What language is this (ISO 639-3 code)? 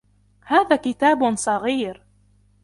ara